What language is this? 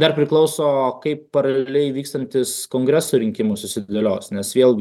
Lithuanian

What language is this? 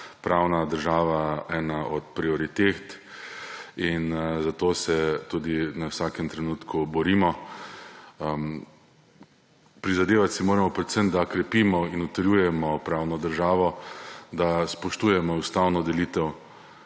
Slovenian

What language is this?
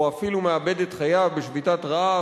Hebrew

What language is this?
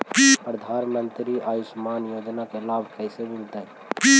Magahi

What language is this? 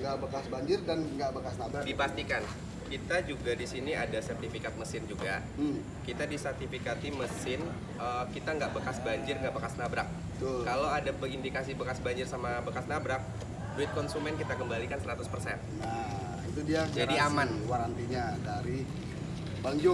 Indonesian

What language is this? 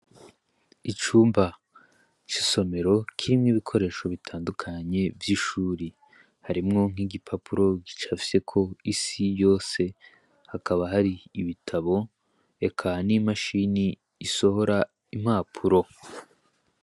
Rundi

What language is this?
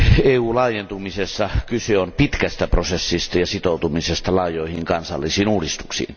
Finnish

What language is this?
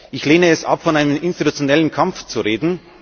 German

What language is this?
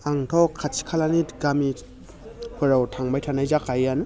Bodo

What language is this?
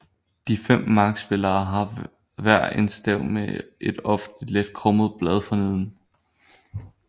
Danish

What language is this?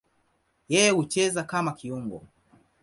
Swahili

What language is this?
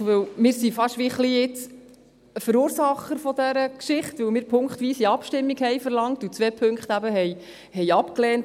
Swiss German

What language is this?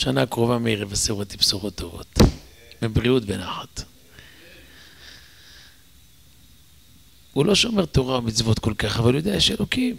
Hebrew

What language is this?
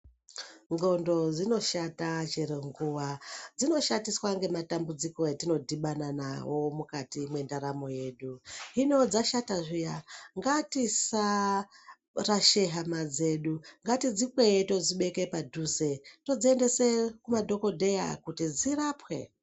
Ndau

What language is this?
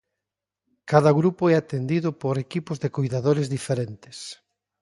Galician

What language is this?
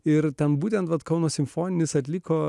Lithuanian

